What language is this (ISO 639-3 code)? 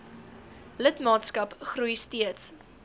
afr